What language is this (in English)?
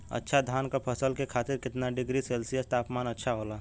Bhojpuri